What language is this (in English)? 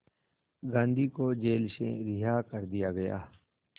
Hindi